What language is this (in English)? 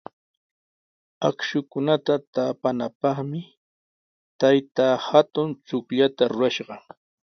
Sihuas Ancash Quechua